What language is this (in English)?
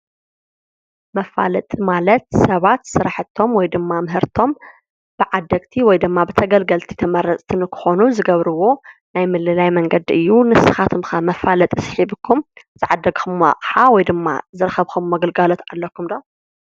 Tigrinya